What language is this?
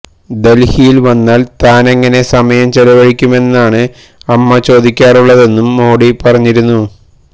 Malayalam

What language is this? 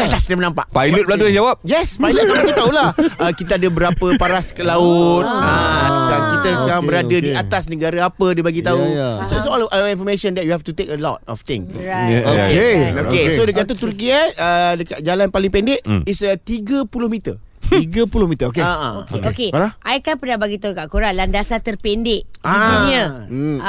Malay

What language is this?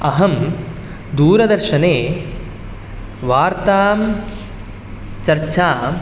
Sanskrit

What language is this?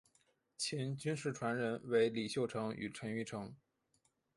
Chinese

